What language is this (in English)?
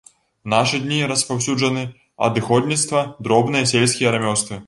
Belarusian